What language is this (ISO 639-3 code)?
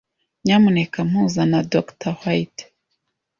kin